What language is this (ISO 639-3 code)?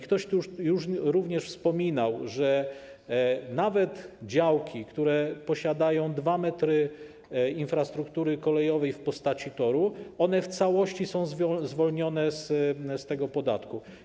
pol